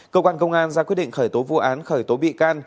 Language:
Vietnamese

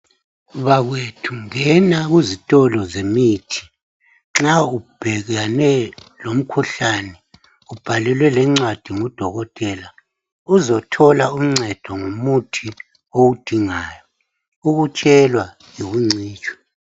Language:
North Ndebele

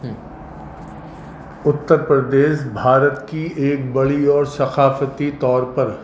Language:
Urdu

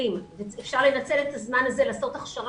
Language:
Hebrew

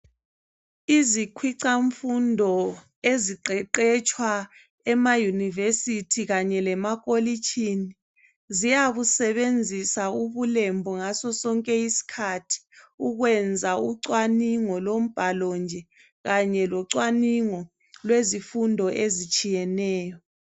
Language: North Ndebele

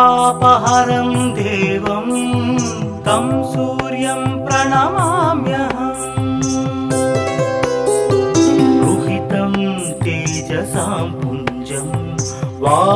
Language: Hindi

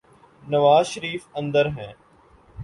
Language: Urdu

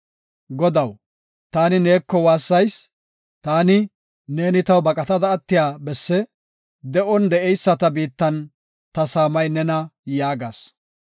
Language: Gofa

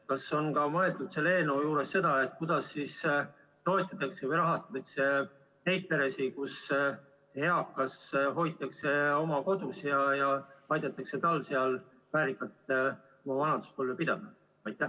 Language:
Estonian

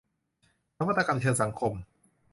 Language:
Thai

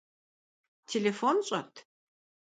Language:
Kabardian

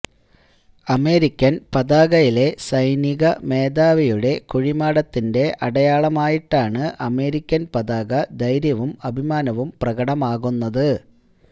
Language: Malayalam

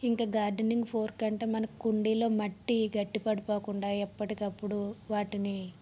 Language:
Telugu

